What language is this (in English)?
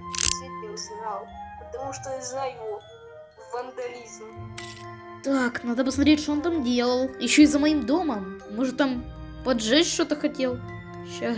Russian